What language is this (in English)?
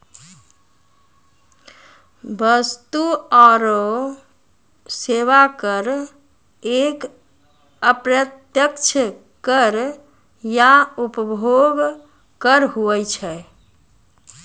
Maithili